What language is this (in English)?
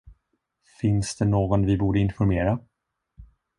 Swedish